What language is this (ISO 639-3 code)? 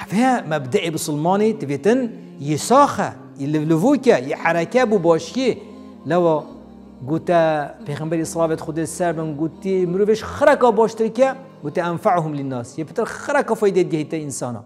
ara